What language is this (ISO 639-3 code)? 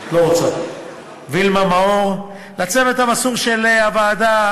heb